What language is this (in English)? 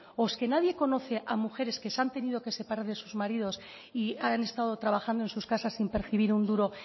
Spanish